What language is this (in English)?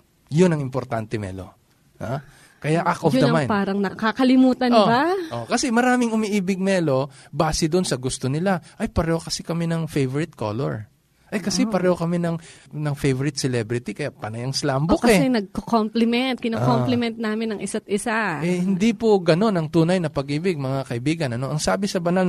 Filipino